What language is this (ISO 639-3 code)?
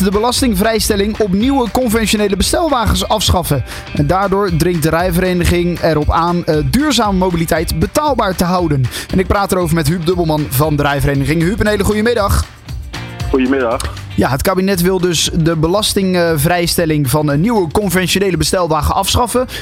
nld